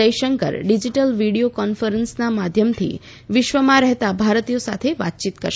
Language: Gujarati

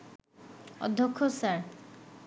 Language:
Bangla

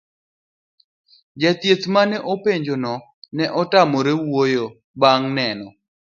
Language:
Luo (Kenya and Tanzania)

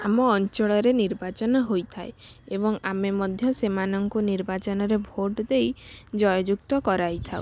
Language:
Odia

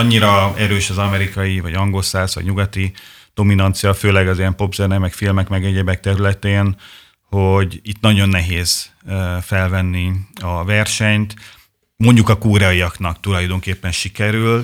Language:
Hungarian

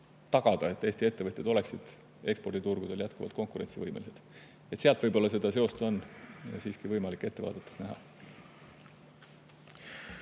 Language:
Estonian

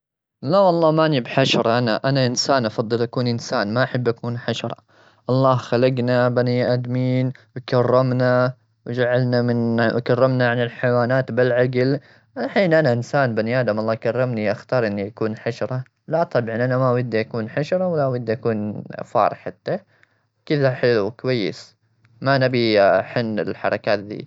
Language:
Gulf Arabic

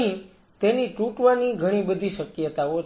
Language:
Gujarati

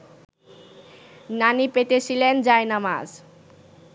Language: Bangla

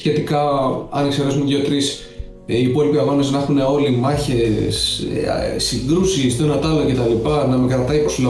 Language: Greek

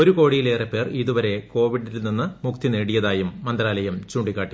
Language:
Malayalam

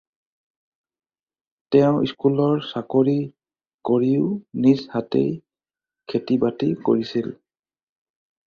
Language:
Assamese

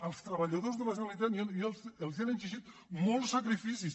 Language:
Catalan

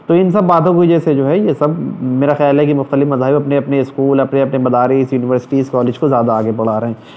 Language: Urdu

